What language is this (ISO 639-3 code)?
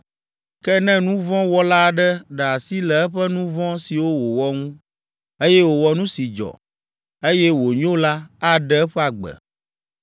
ewe